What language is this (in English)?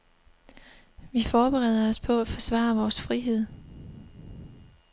Danish